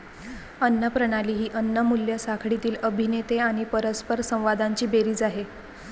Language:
Marathi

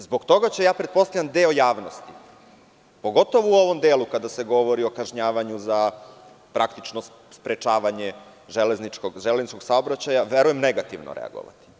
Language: Serbian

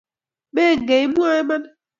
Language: Kalenjin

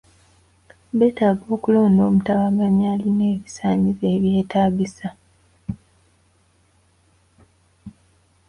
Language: Ganda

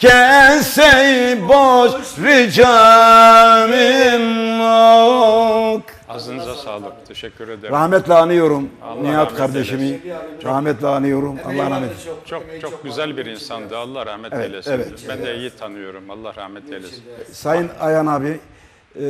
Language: Turkish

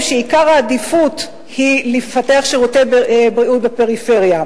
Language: Hebrew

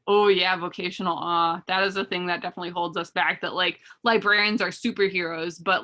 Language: English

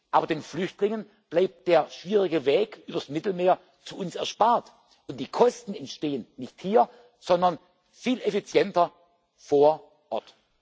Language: German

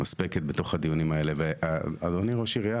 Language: Hebrew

